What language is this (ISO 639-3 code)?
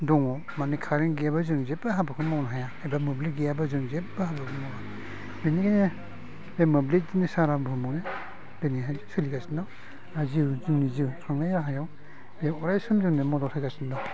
brx